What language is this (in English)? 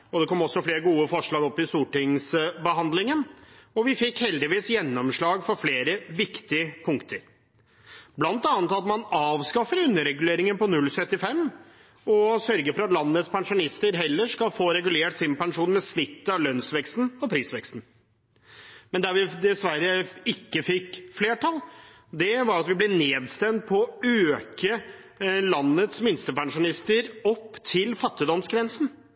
Norwegian Bokmål